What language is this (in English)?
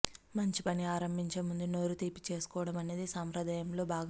Telugu